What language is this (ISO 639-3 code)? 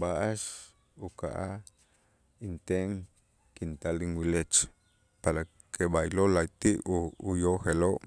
itz